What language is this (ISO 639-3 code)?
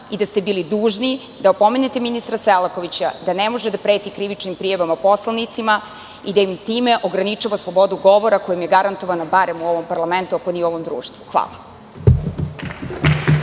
srp